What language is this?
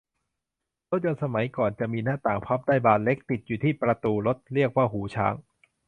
Thai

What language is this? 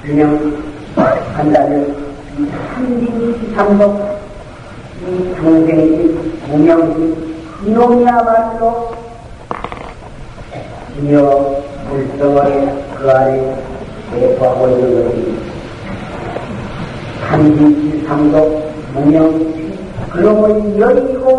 Korean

